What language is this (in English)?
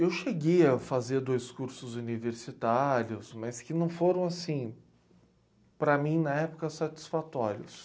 Portuguese